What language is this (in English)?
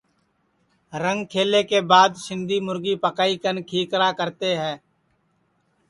Sansi